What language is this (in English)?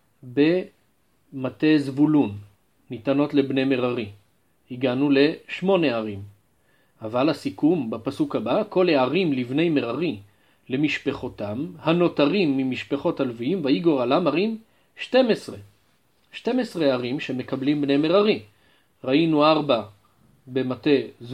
Hebrew